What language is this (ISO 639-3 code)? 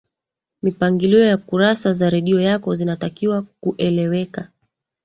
swa